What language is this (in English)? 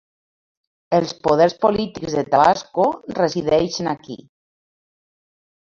Catalan